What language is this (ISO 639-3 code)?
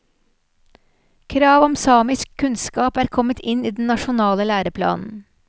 nor